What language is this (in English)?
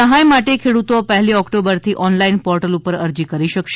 Gujarati